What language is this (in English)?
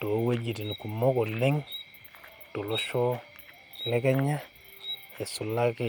Masai